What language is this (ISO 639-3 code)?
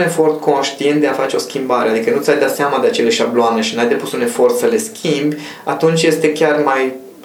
ron